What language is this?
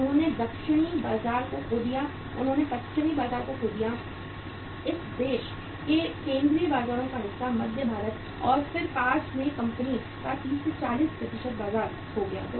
Hindi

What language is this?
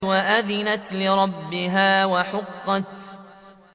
Arabic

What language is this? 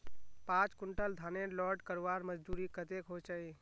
Magahi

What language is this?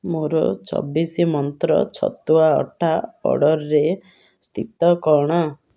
Odia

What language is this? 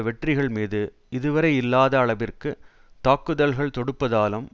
Tamil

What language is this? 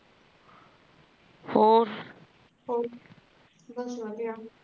Punjabi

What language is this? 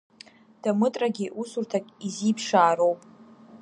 Abkhazian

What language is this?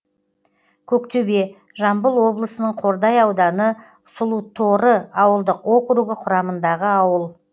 Kazakh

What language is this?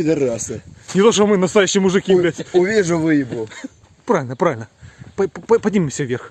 Russian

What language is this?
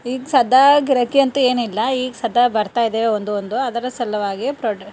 Kannada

